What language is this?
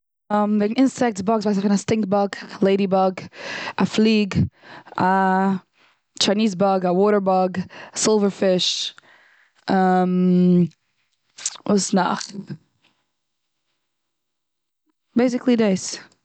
Yiddish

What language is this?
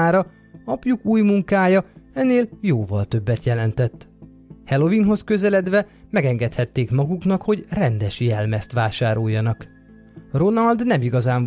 Hungarian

